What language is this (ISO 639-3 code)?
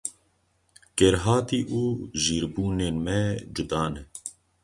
kur